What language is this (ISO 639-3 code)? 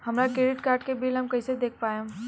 bho